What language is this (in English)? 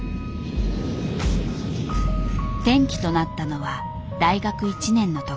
Japanese